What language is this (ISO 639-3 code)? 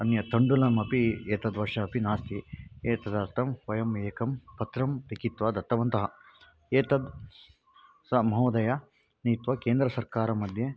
san